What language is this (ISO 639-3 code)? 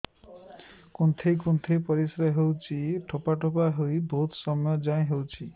ori